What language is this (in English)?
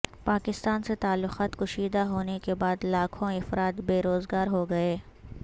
Urdu